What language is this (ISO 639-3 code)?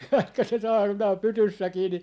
fin